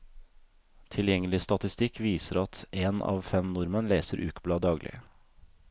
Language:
Norwegian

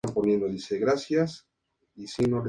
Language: Spanish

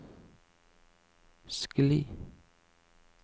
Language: Norwegian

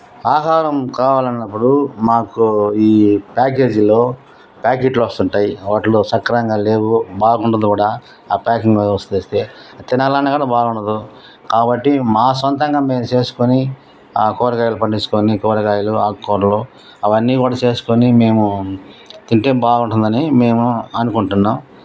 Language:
Telugu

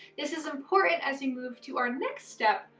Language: English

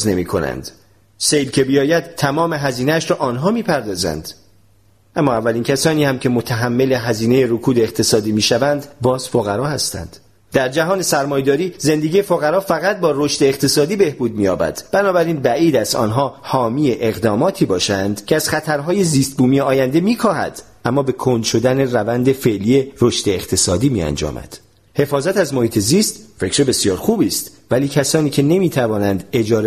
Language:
Persian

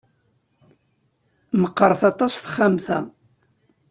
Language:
Kabyle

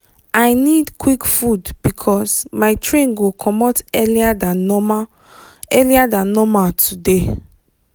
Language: Nigerian Pidgin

